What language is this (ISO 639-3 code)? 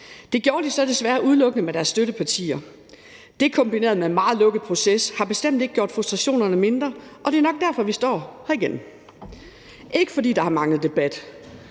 dan